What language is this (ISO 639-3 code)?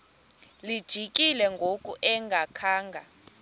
xho